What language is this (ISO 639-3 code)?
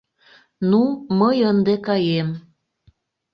chm